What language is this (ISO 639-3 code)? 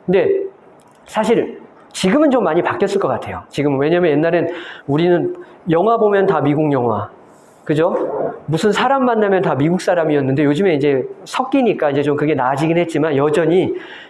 kor